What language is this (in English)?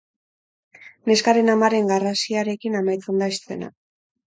Basque